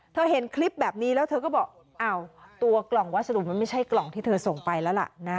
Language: Thai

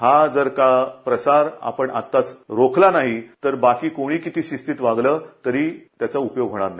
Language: Marathi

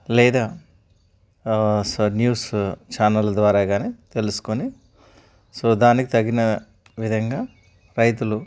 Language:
Telugu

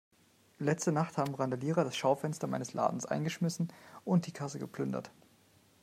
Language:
German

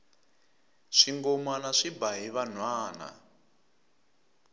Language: Tsonga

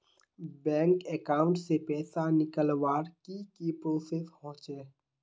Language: Magahi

